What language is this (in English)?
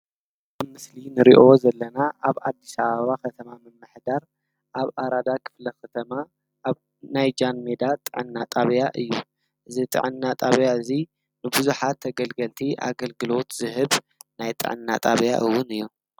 Tigrinya